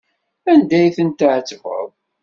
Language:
Kabyle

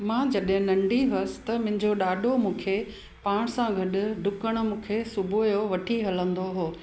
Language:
Sindhi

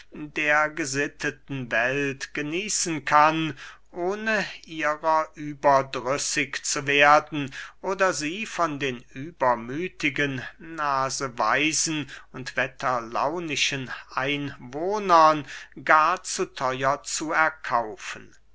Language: German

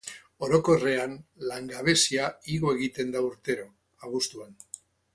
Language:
Basque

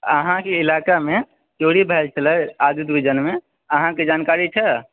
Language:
Maithili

